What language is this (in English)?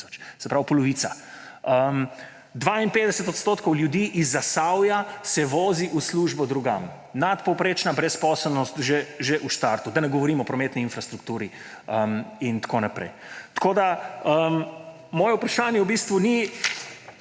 Slovenian